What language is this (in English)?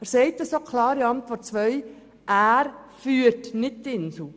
Swiss German